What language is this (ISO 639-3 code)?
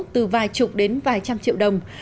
vie